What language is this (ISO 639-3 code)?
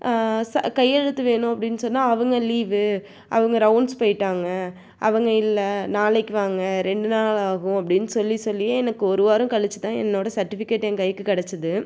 tam